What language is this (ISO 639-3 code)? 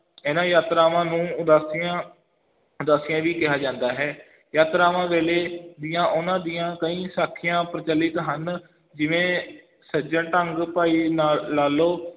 pan